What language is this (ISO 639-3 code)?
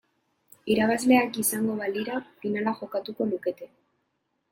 eus